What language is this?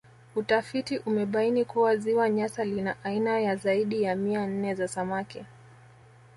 Swahili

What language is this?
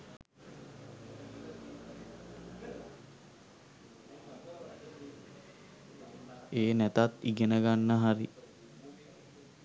Sinhala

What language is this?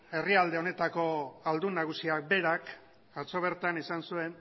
Basque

